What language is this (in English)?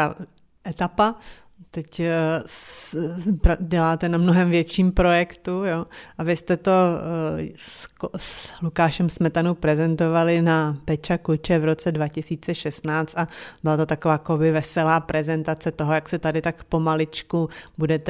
Czech